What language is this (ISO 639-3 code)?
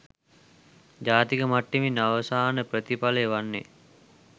sin